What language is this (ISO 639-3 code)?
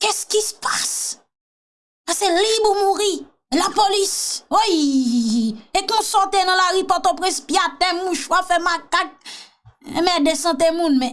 fra